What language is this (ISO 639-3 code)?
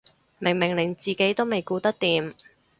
yue